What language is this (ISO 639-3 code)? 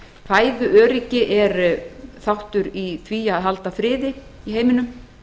isl